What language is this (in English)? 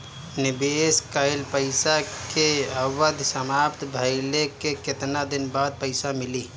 Bhojpuri